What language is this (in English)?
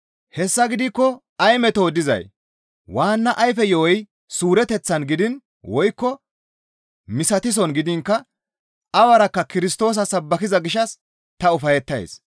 Gamo